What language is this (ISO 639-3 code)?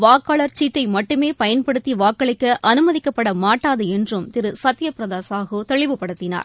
tam